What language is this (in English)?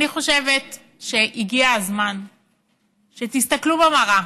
Hebrew